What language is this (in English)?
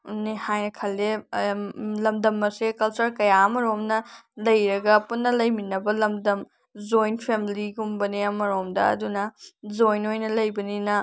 Manipuri